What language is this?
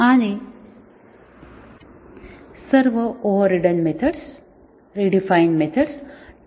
Marathi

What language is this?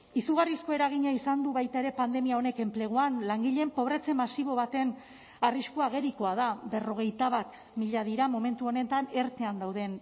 Basque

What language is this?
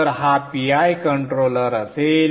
Marathi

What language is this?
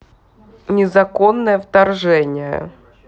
Russian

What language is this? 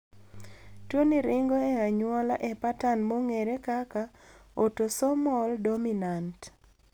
Luo (Kenya and Tanzania)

